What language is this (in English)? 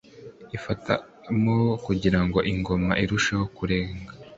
Kinyarwanda